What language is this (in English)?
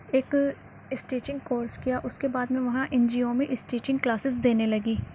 Urdu